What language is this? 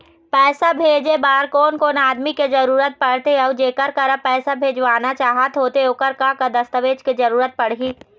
Chhattisgarhi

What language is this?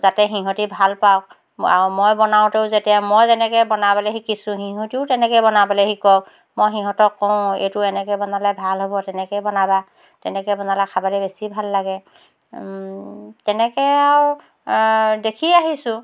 Assamese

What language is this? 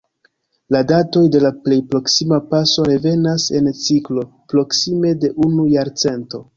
Esperanto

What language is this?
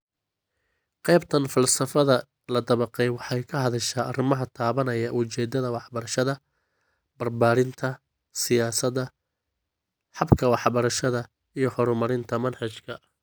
Somali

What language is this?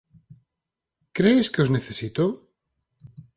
Galician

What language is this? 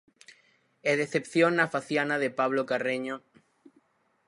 Galician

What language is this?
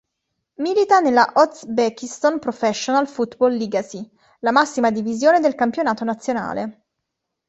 Italian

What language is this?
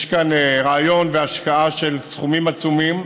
Hebrew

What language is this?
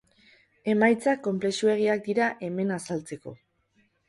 Basque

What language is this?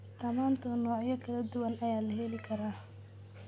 Somali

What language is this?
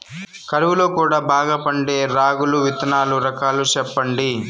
Telugu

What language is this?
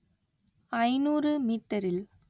Tamil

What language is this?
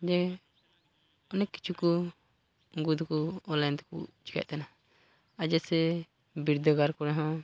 Santali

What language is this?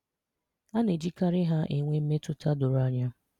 Igbo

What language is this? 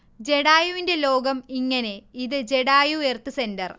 Malayalam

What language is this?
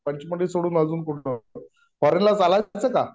Marathi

